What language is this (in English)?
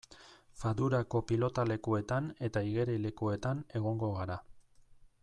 Basque